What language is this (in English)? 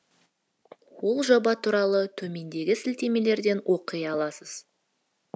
Kazakh